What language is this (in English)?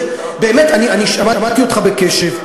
Hebrew